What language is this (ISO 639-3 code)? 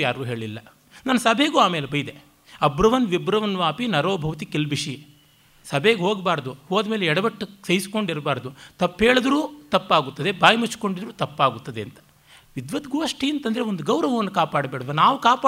kan